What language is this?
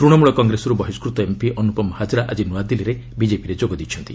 Odia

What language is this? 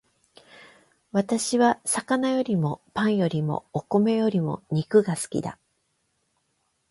Japanese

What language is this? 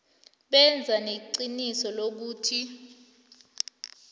South Ndebele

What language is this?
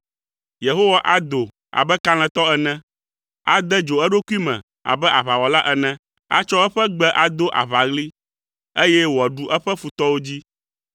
Ewe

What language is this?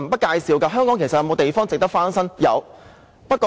Cantonese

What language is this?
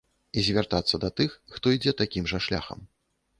Belarusian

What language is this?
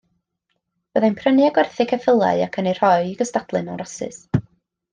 Welsh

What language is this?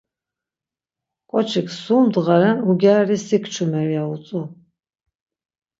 Laz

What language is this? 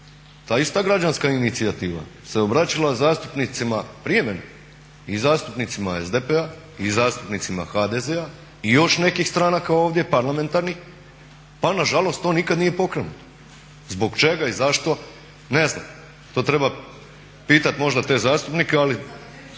Croatian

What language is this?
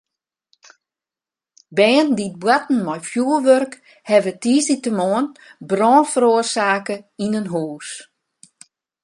Western Frisian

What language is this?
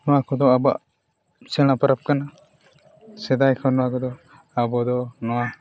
Santali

